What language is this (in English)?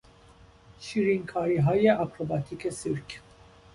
Persian